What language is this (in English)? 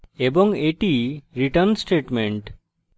Bangla